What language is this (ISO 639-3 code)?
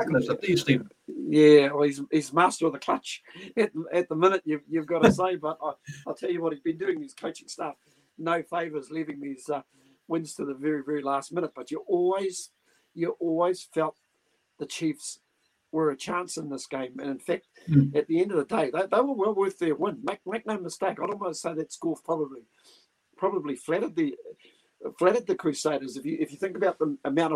eng